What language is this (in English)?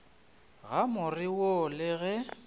Northern Sotho